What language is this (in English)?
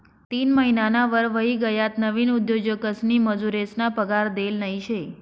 Marathi